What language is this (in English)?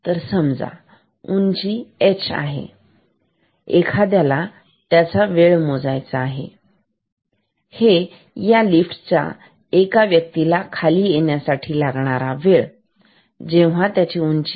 Marathi